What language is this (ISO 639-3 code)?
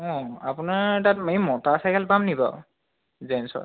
asm